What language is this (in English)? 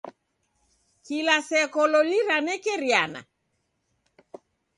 Taita